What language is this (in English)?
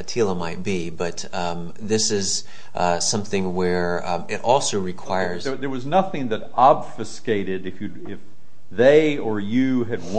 English